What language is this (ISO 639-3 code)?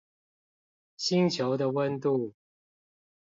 zho